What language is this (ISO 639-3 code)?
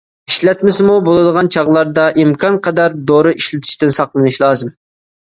uig